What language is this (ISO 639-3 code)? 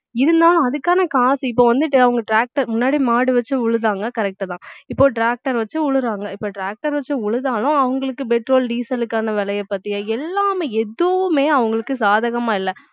tam